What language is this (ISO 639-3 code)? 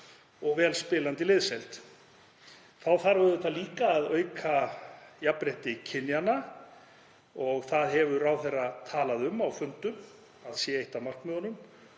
isl